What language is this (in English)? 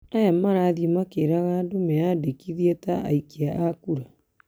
Kikuyu